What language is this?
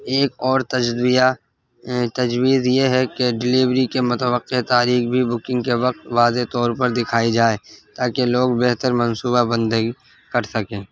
Urdu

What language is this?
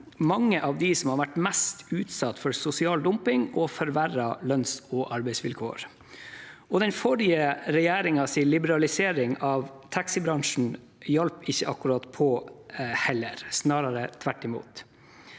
Norwegian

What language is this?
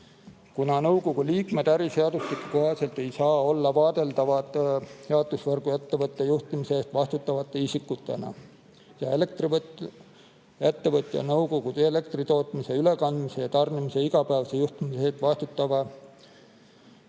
Estonian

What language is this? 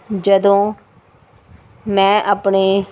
Punjabi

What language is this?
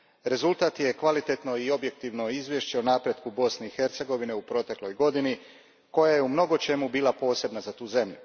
Croatian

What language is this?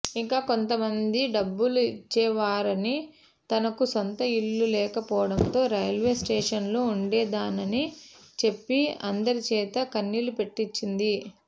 Telugu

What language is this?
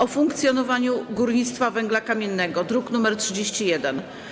Polish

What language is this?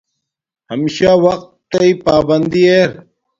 Domaaki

